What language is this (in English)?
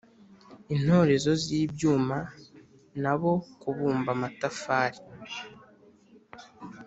Kinyarwanda